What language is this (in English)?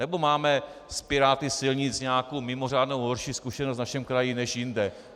Czech